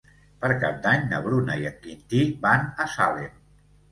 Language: Catalan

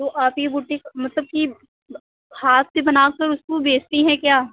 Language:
Hindi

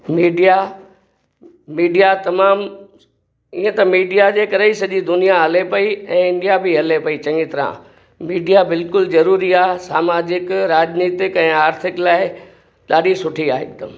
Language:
Sindhi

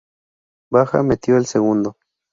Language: Spanish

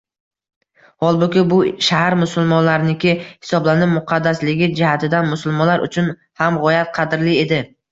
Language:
Uzbek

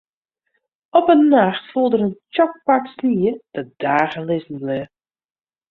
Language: Western Frisian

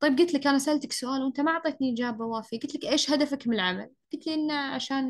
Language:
Arabic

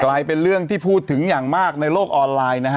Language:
Thai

